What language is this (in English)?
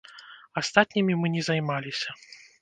Belarusian